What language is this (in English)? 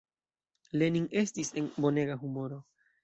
Esperanto